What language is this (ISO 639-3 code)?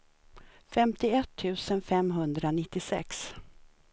swe